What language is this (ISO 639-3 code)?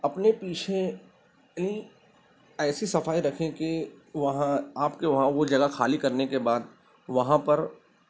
urd